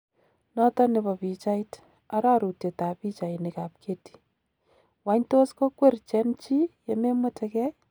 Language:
Kalenjin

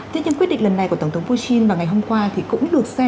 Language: Vietnamese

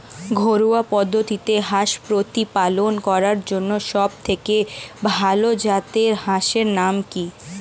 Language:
Bangla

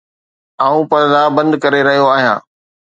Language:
Sindhi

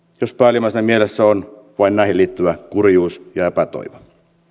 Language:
Finnish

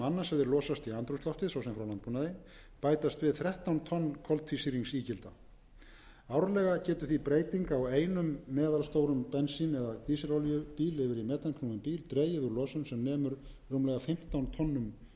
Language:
Icelandic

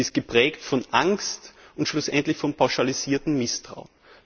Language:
German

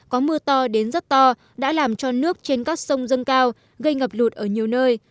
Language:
Vietnamese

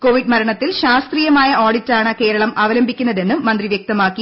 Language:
Malayalam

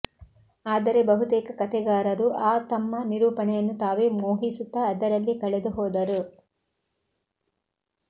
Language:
Kannada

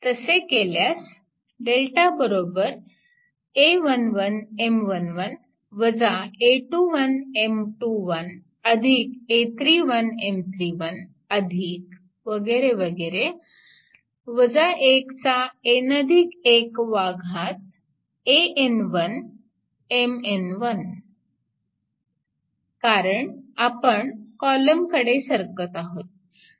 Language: Marathi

